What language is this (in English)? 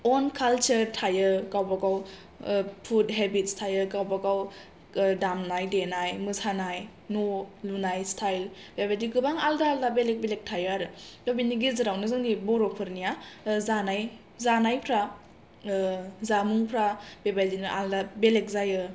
Bodo